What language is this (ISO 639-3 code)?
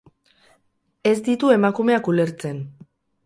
eus